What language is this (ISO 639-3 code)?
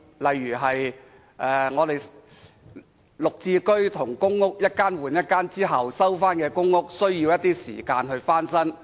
yue